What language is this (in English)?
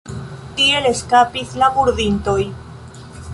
Esperanto